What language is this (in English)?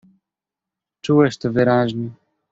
Polish